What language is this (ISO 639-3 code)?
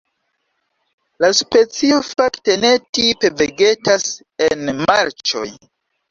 epo